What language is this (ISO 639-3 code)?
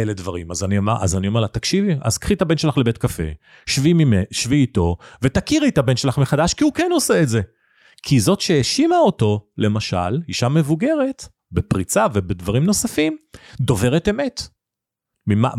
heb